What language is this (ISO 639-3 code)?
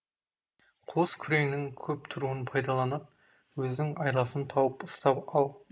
kaz